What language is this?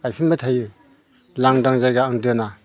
Bodo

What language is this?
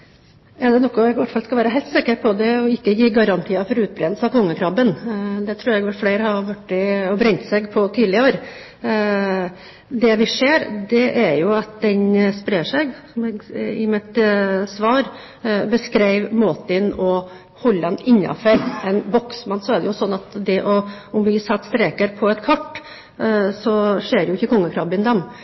Norwegian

